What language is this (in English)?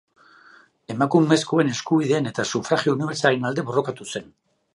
Basque